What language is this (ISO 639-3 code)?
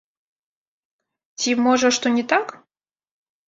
bel